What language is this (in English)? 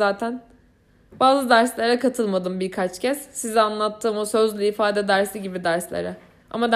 Turkish